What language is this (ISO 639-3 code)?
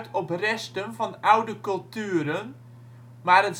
nld